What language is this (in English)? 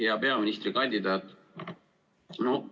Estonian